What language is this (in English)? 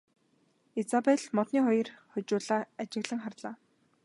Mongolian